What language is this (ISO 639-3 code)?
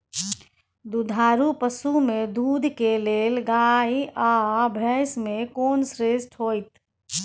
mai